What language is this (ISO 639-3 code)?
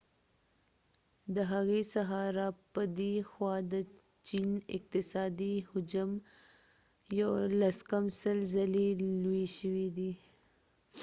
pus